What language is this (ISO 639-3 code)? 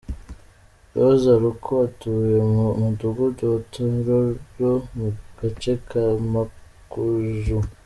kin